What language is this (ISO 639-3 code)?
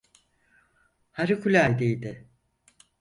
tur